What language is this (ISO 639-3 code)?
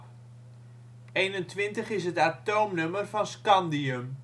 nld